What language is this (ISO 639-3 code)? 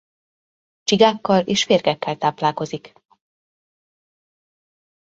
hun